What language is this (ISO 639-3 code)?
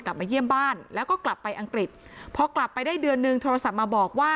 tha